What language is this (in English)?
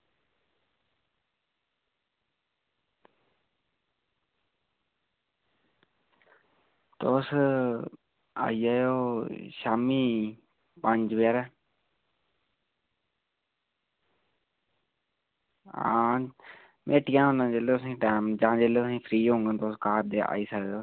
Dogri